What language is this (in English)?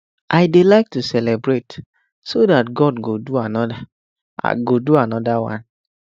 Nigerian Pidgin